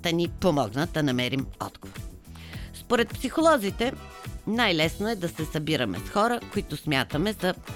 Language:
Bulgarian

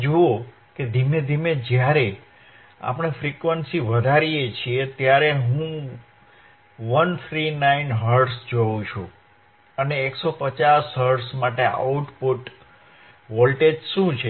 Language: Gujarati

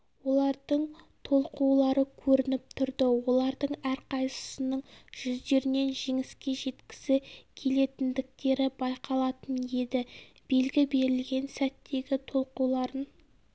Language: Kazakh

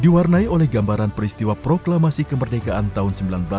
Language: Indonesian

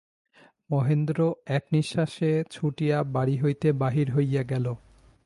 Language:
Bangla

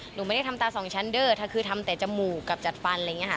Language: Thai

